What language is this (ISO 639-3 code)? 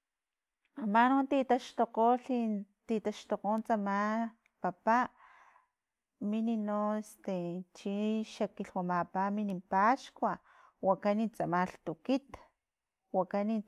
tlp